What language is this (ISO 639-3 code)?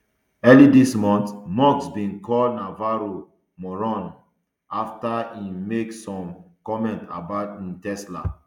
pcm